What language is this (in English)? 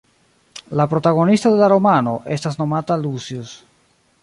Esperanto